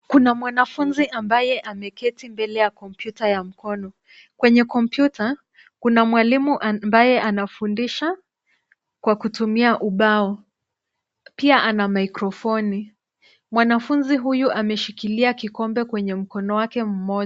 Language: Swahili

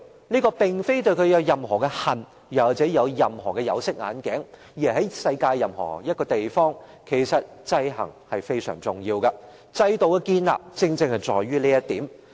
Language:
Cantonese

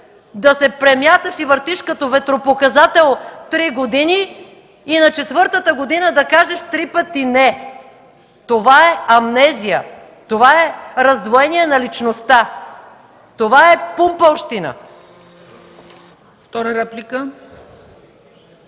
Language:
Bulgarian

